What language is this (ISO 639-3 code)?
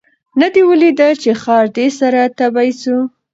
pus